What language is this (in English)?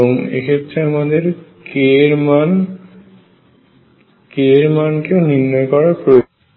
Bangla